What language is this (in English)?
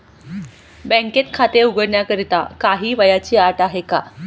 Marathi